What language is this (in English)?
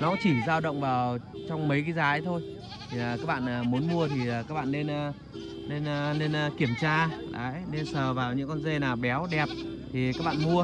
Vietnamese